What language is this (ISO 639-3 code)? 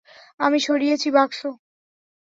ben